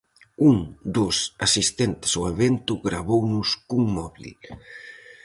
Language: Galician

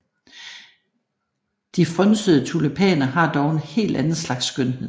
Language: Danish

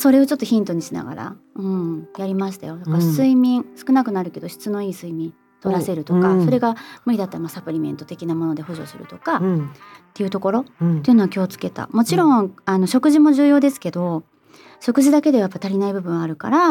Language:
Japanese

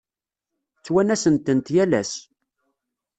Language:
Kabyle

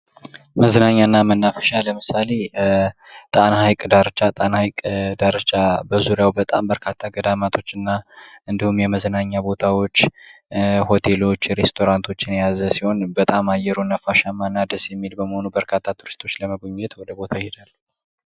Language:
Amharic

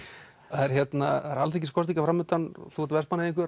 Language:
Icelandic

